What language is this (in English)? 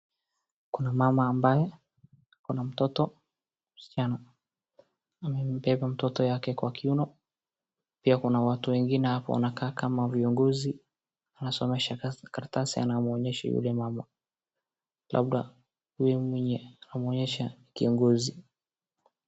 Swahili